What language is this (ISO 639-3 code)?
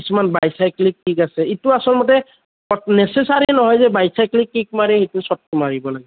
asm